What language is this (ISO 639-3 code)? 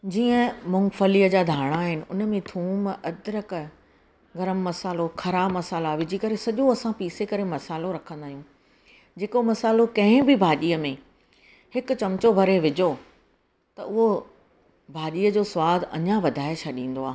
snd